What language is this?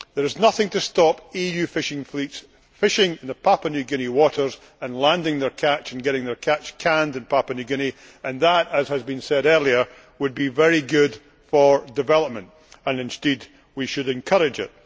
English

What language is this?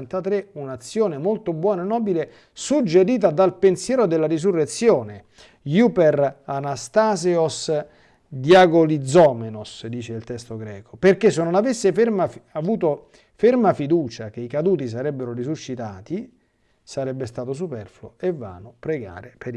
Italian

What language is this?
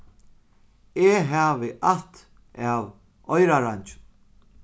Faroese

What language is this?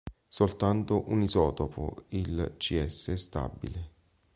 Italian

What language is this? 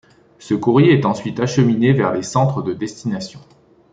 French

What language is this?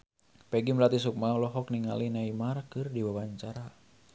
Sundanese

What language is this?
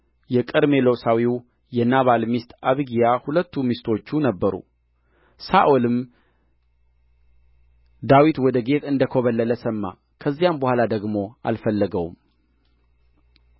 Amharic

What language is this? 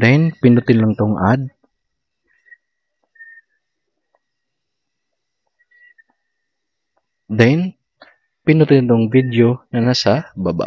Filipino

